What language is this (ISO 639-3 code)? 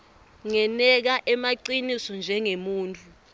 ssw